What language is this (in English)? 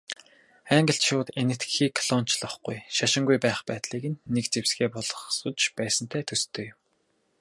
Mongolian